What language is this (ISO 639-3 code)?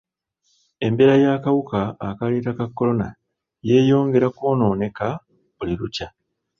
lug